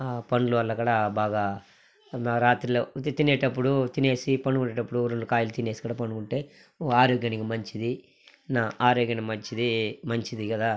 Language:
Telugu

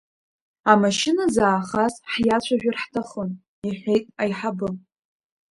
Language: Abkhazian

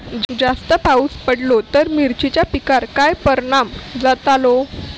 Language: Marathi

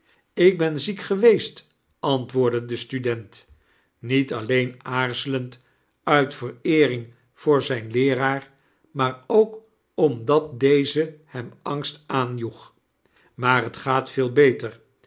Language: Dutch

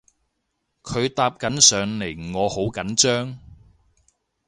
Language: Cantonese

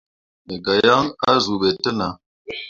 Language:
Mundang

